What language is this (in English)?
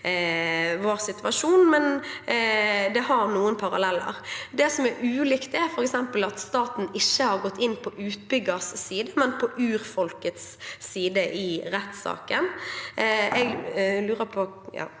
Norwegian